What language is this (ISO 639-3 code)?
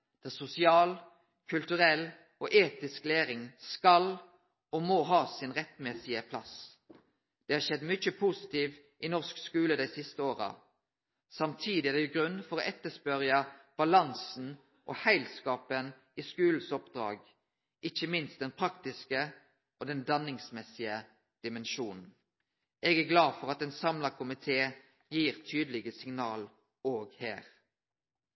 nno